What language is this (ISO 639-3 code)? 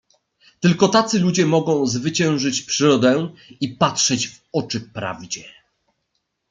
pol